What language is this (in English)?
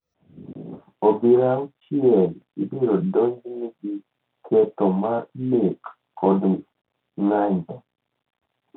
Luo (Kenya and Tanzania)